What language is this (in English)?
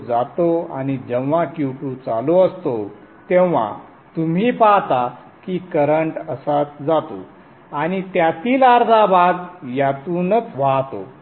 Marathi